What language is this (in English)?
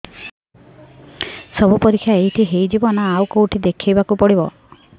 Odia